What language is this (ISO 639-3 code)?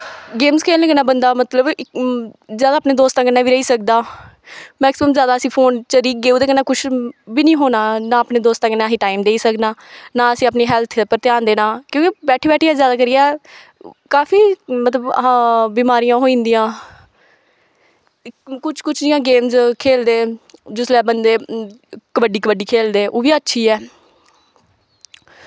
doi